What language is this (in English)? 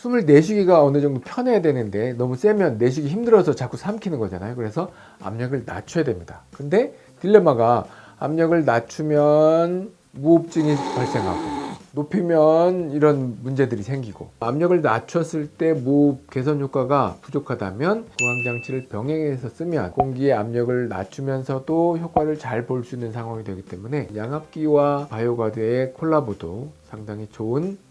Korean